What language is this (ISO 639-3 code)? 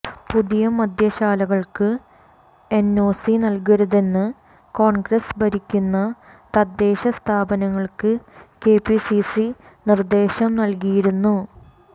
mal